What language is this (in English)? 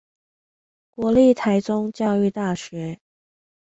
Chinese